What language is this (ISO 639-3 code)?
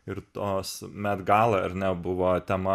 lit